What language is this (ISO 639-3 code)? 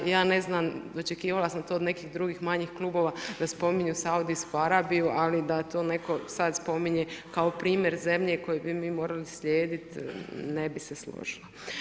hrv